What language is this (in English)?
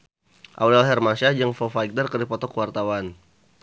Sundanese